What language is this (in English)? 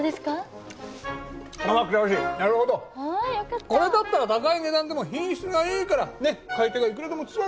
Japanese